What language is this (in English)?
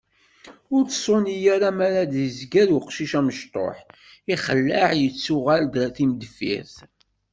Kabyle